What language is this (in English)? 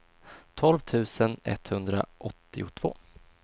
Swedish